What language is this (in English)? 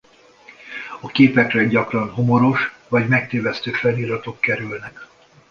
Hungarian